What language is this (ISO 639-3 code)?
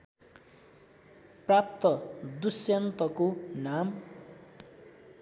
nep